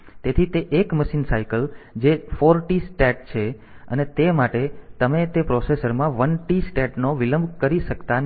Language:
Gujarati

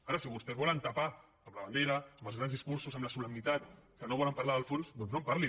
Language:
Catalan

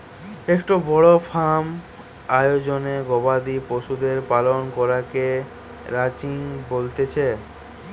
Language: Bangla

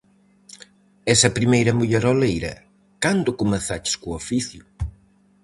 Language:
Galician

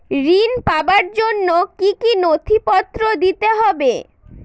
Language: Bangla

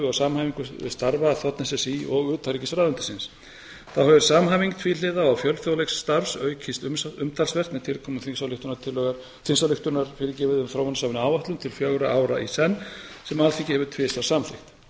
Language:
Icelandic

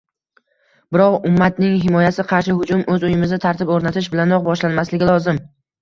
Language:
Uzbek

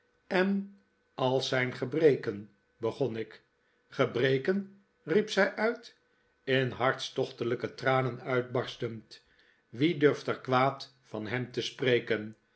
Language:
Dutch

